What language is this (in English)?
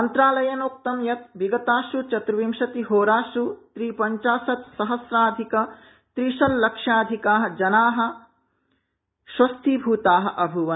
Sanskrit